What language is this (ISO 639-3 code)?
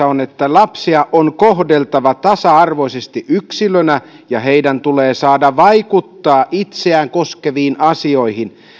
fin